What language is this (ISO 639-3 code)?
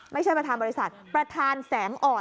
tha